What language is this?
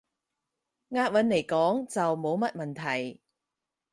Cantonese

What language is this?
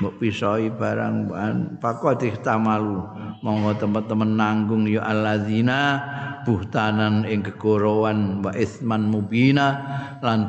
Indonesian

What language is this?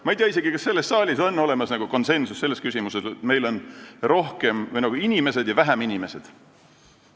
Estonian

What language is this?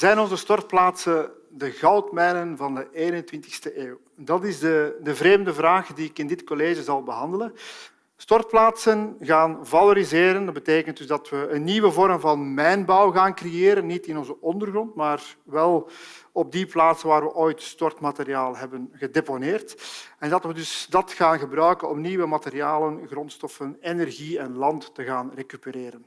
Dutch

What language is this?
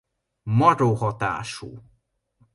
Hungarian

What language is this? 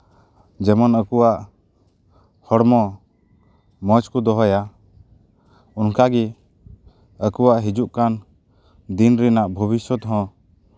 Santali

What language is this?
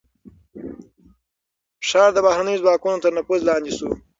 Pashto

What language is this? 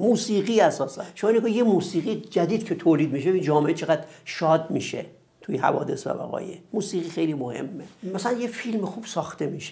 Persian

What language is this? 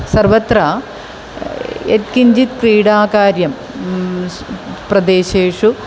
Sanskrit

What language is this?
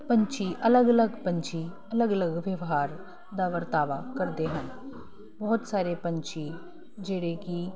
Punjabi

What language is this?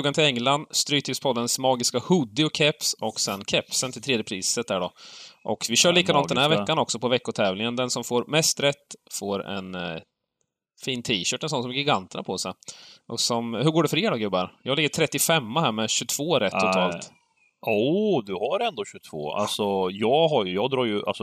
Swedish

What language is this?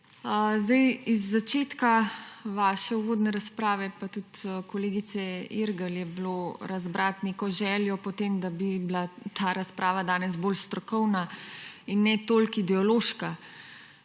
Slovenian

